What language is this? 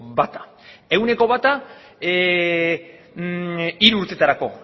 Basque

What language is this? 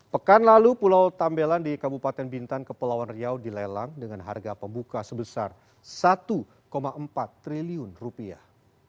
Indonesian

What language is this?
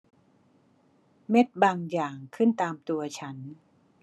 Thai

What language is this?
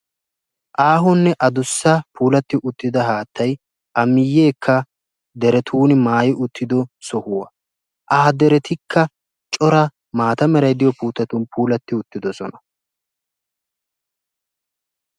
Wolaytta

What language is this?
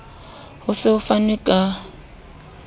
Southern Sotho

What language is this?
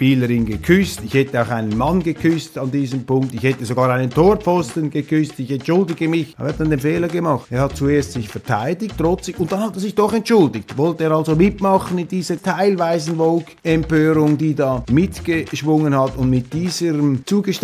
German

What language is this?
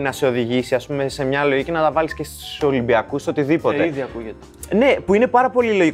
Greek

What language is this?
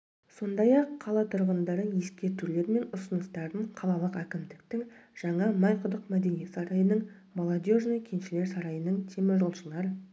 Kazakh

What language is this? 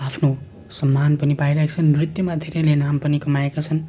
Nepali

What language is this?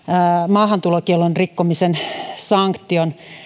Finnish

